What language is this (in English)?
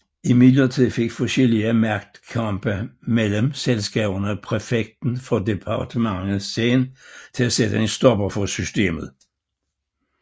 Danish